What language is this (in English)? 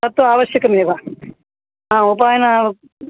Sanskrit